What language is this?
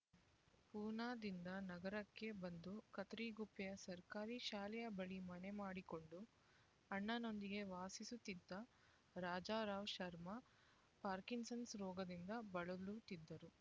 Kannada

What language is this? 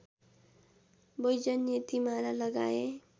Nepali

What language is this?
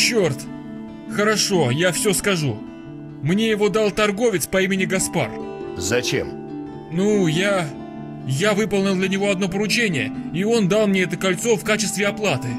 Russian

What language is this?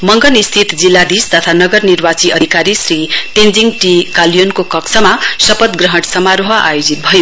Nepali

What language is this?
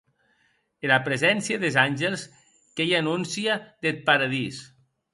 Occitan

